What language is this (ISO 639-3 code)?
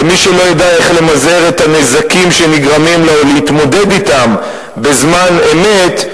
heb